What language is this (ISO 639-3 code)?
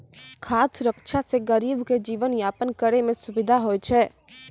mai